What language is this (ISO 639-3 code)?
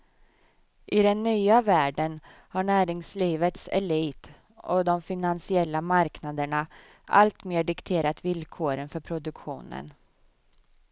swe